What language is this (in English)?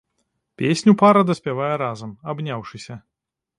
Belarusian